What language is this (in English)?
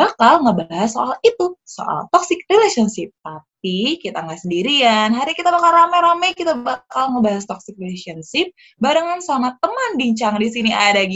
Indonesian